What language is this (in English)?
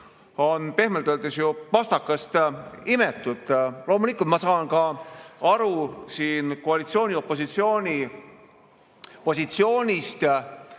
Estonian